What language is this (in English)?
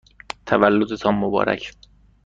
Persian